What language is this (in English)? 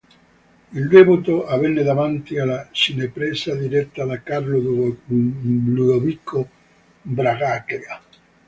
Italian